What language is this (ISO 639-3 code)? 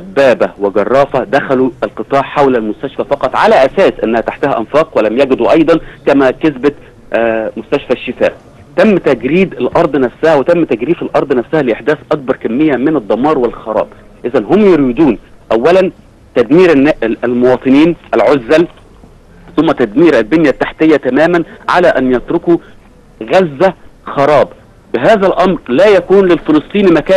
ara